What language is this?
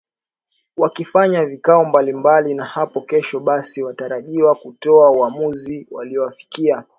Swahili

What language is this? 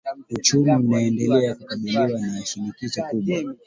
Swahili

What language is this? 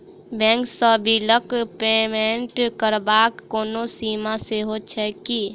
Maithili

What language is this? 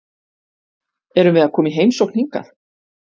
Icelandic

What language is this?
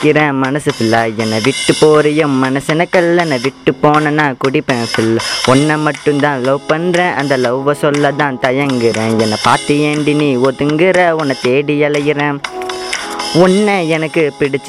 Tamil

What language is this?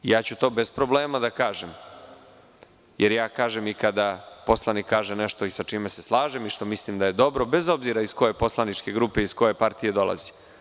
Serbian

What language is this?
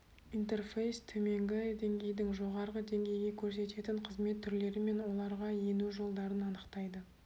Kazakh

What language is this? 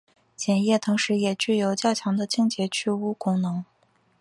Chinese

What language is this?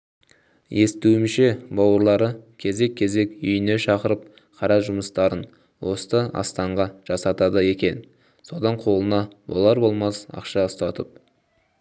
Kazakh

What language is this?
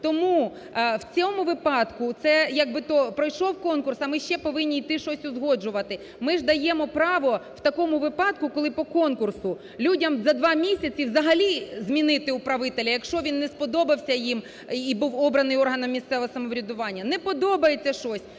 Ukrainian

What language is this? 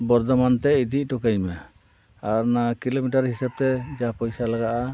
Santali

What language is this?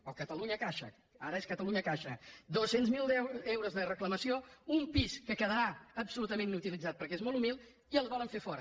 Catalan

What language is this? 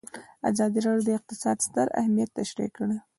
Pashto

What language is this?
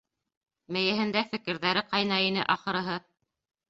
Bashkir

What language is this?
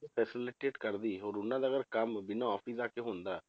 Punjabi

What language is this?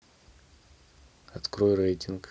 Russian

